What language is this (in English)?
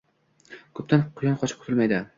Uzbek